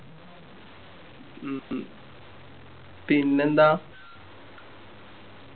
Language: Malayalam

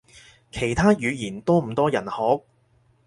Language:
Cantonese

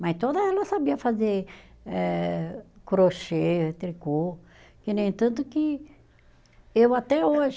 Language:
Portuguese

